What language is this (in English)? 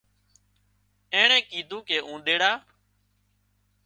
Wadiyara Koli